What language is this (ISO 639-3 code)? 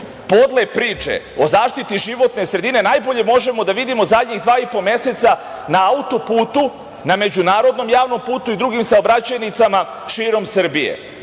srp